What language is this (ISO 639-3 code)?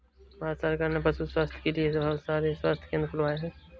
hin